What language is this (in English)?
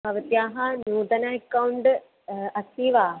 Sanskrit